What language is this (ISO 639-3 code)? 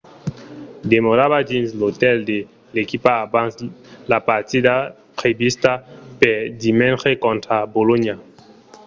oci